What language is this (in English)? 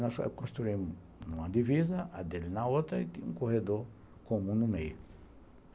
Portuguese